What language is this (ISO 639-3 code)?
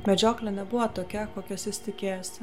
lit